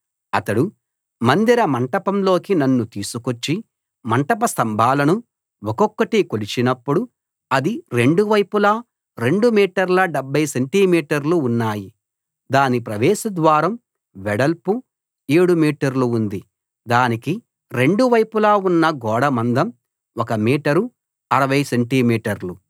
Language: Telugu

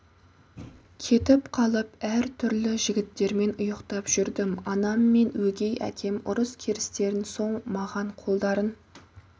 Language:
Kazakh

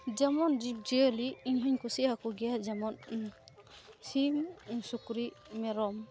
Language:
Santali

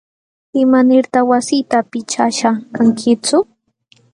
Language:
Jauja Wanca Quechua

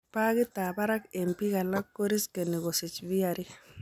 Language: Kalenjin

